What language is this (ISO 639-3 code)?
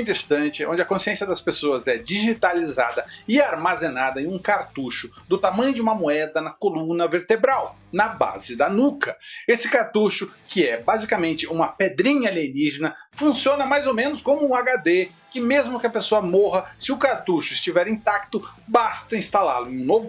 por